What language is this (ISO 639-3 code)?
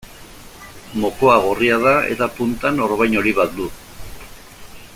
eus